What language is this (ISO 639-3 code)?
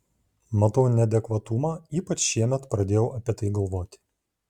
lit